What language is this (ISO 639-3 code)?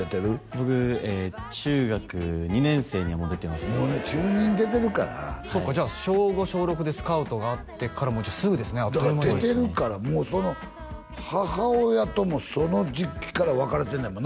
jpn